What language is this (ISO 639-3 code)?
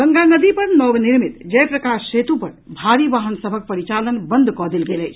mai